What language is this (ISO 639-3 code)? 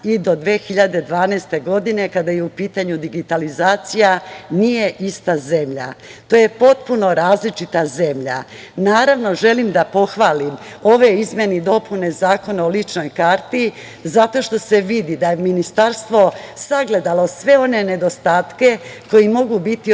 srp